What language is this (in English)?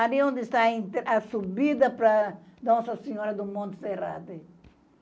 Portuguese